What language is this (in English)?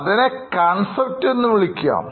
Malayalam